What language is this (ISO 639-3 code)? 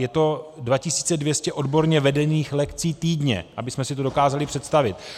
ces